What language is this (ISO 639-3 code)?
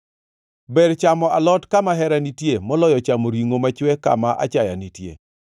luo